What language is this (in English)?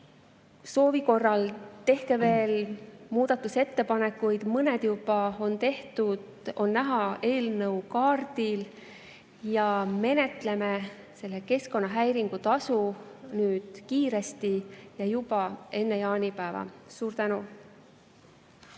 Estonian